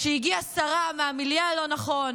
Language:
Hebrew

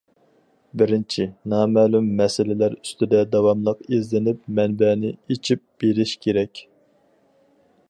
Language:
Uyghur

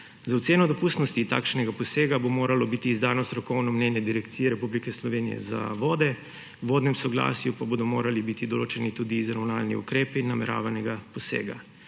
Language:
Slovenian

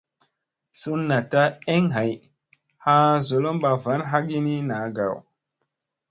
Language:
Musey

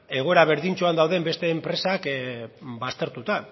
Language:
Basque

